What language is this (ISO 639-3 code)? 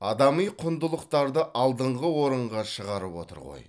kaz